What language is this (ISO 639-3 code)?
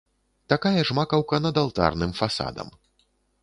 bel